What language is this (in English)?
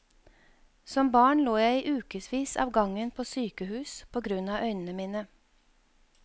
Norwegian